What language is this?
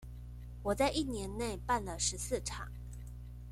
Chinese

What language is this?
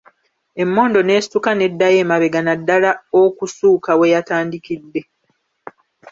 Ganda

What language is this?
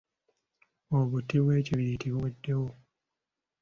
Ganda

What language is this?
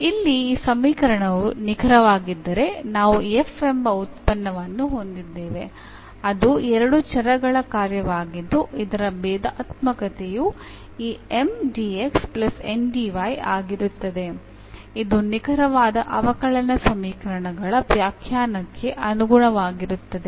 Kannada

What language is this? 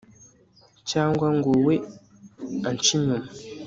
Kinyarwanda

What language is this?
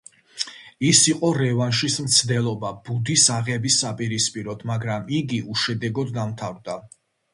Georgian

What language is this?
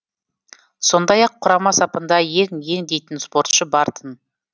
Kazakh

